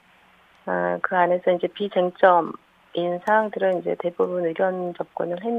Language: Korean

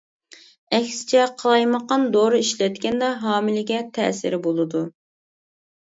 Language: Uyghur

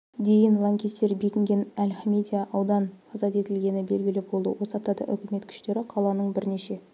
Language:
Kazakh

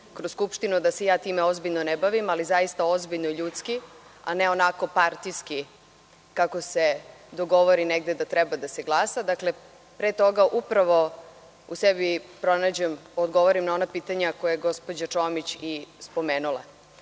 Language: Serbian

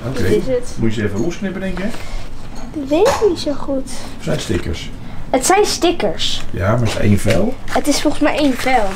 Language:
Dutch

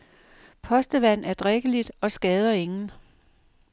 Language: Danish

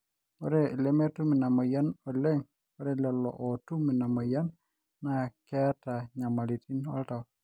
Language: Masai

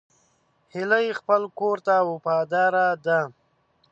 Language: Pashto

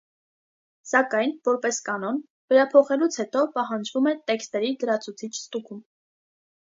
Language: Armenian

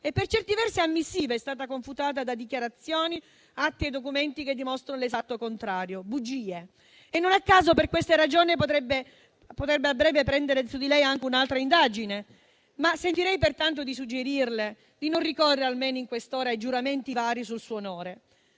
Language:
Italian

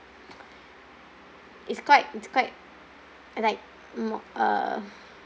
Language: English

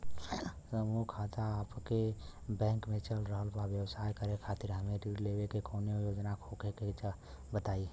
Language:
Bhojpuri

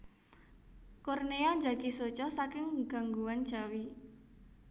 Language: Javanese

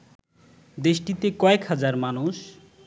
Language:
Bangla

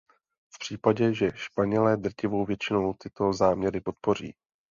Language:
Czech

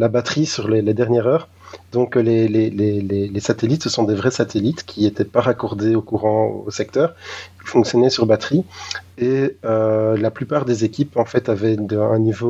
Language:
French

